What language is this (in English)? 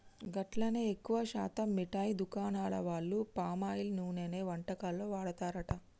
Telugu